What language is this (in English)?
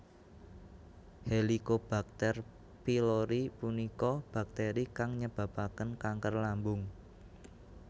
Javanese